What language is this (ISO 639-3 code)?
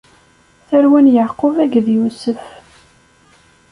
kab